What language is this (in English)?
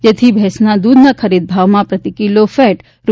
Gujarati